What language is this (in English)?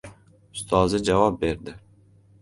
Uzbek